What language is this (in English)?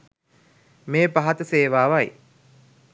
Sinhala